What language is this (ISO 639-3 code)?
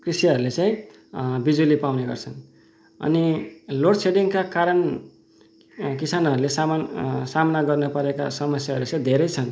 nep